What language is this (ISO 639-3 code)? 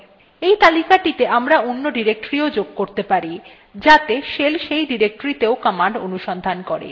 ben